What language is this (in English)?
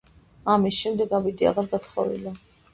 Georgian